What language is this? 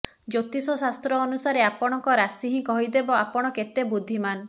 Odia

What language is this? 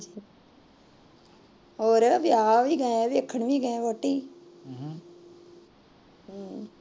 Punjabi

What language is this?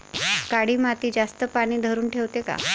Marathi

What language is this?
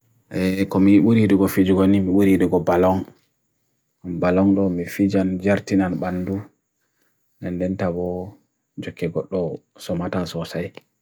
Bagirmi Fulfulde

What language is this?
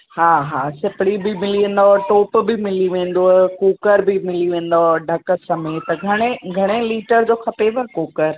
Sindhi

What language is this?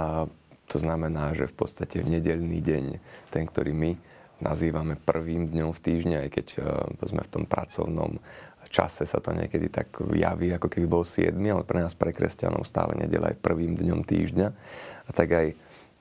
Slovak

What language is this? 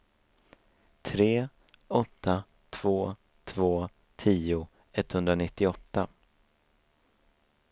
Swedish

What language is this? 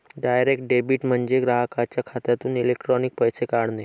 Marathi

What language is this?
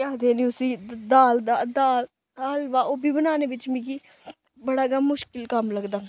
Dogri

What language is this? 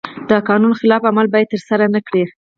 Pashto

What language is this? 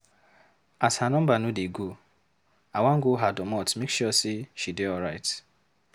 Nigerian Pidgin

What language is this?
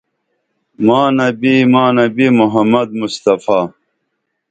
Dameli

